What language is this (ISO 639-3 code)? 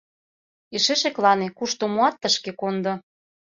chm